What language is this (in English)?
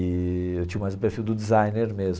Portuguese